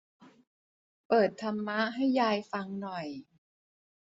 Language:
Thai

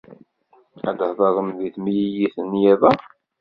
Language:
Kabyle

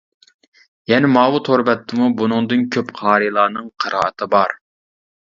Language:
Uyghur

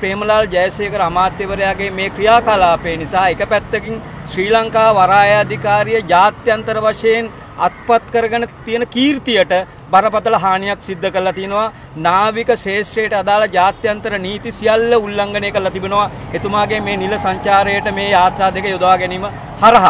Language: Hindi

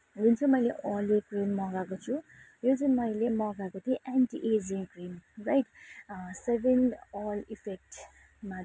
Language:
Nepali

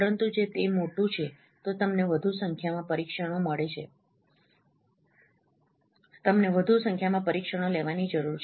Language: Gujarati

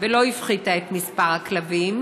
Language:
Hebrew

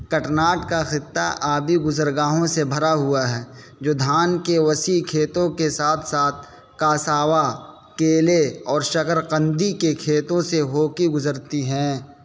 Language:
Urdu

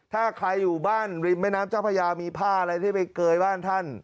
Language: Thai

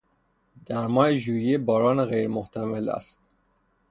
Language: Persian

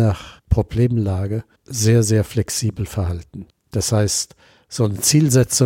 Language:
German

